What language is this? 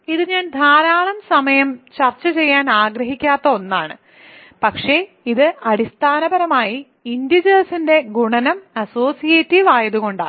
Malayalam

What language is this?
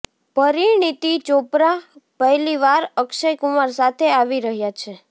Gujarati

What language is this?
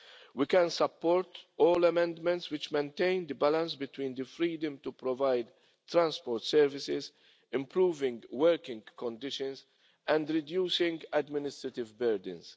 English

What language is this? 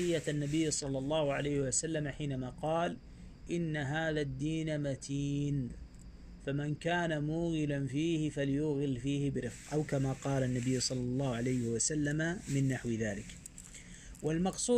Arabic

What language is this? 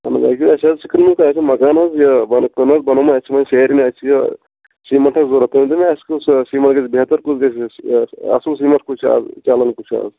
Kashmiri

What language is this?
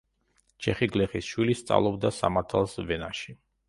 Georgian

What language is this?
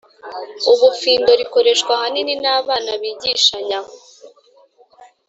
Kinyarwanda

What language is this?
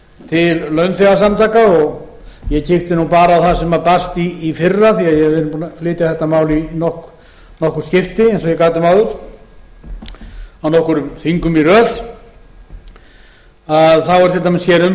Icelandic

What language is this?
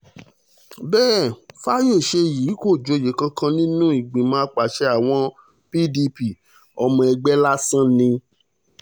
Yoruba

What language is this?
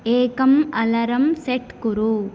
Sanskrit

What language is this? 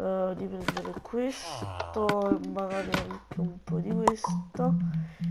Italian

